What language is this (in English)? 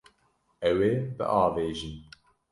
Kurdish